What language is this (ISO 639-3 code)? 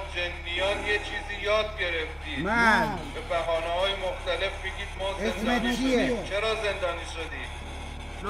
fas